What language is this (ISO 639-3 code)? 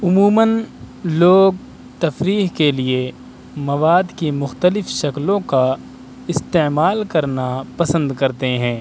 urd